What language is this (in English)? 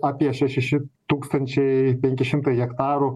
Lithuanian